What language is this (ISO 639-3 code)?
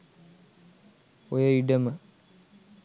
sin